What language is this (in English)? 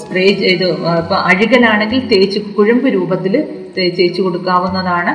Malayalam